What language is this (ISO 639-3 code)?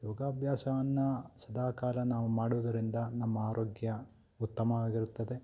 kan